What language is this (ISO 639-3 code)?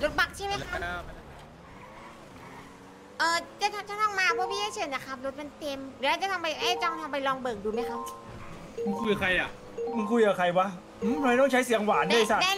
tha